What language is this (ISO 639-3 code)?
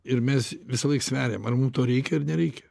lit